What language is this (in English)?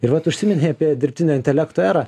Lithuanian